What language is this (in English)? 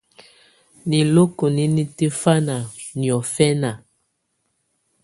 Tunen